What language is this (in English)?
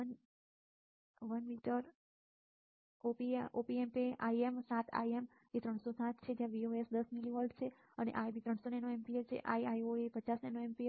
Gujarati